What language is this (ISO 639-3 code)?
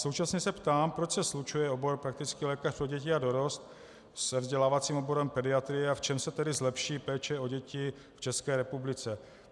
ces